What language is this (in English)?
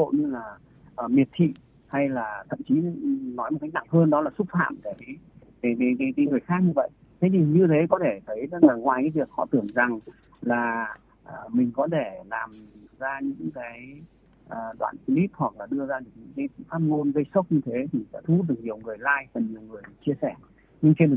Vietnamese